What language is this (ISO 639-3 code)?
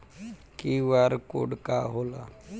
bho